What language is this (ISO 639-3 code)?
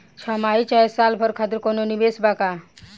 bho